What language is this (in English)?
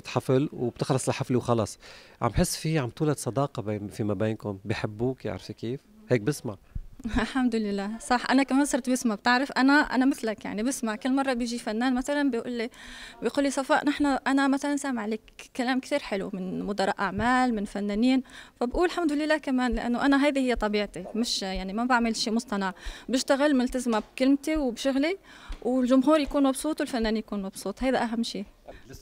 Arabic